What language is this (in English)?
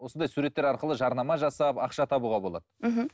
Kazakh